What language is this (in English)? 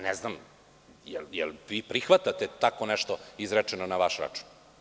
Serbian